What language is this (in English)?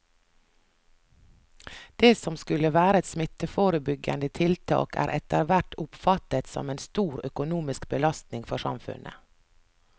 Norwegian